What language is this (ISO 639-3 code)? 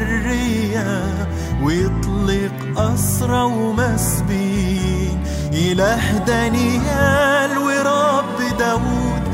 ara